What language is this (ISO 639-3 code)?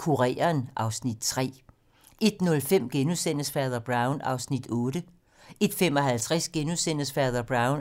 dan